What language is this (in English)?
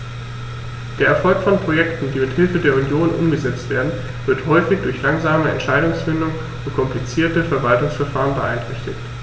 German